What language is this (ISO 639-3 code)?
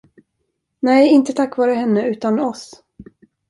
swe